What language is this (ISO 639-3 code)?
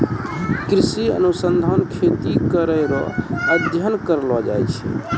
mai